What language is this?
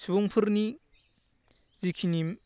Bodo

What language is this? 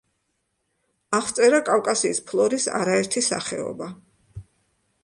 Georgian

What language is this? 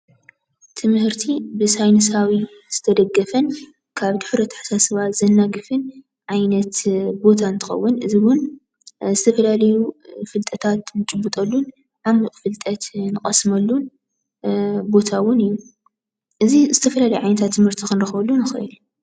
Tigrinya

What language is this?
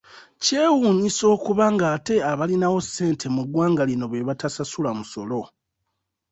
Ganda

